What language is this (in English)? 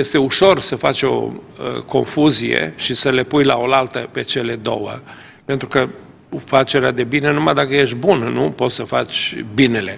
Romanian